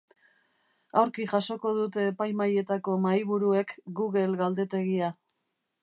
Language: Basque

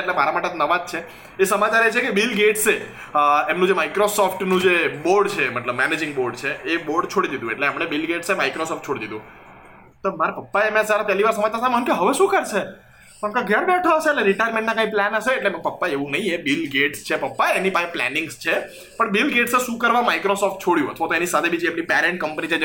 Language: Gujarati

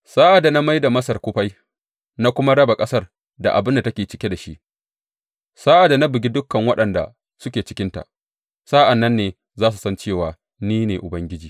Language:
Hausa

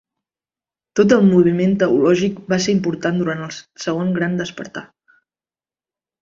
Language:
Catalan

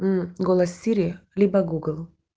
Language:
Russian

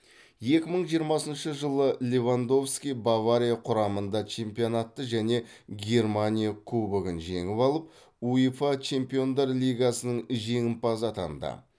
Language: Kazakh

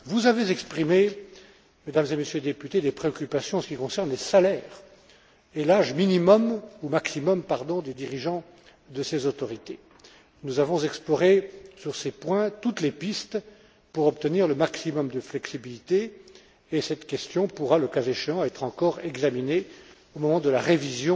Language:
French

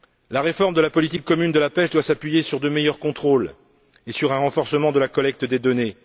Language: French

